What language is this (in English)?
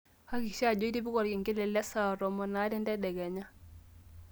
Masai